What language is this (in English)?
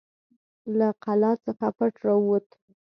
Pashto